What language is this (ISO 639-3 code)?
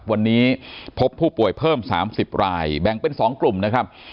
tha